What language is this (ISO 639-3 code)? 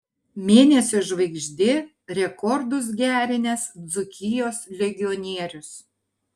lit